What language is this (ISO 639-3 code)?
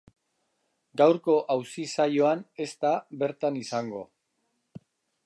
eus